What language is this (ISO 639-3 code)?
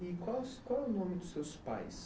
por